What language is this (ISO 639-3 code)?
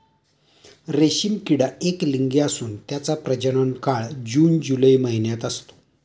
mar